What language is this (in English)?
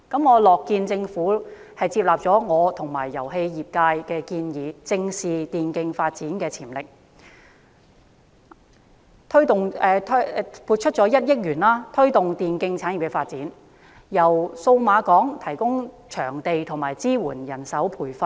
Cantonese